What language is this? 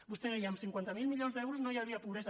Catalan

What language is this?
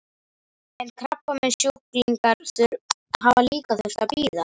Icelandic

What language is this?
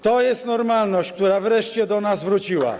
Polish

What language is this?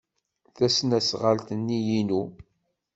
Kabyle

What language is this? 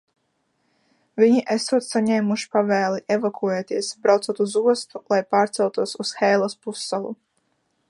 Latvian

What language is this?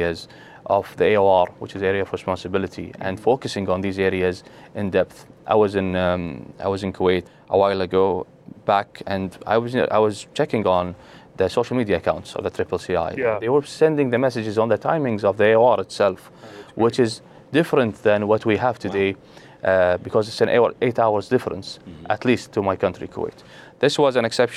English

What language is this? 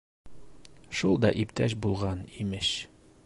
Bashkir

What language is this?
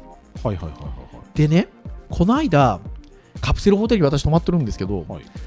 Japanese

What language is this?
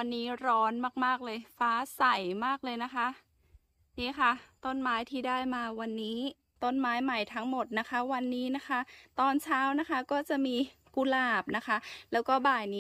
Thai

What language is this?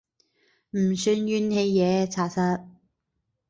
Cantonese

